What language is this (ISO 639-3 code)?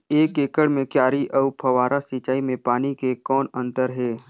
hne